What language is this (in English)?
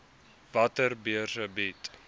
Afrikaans